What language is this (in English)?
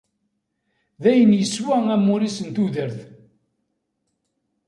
Kabyle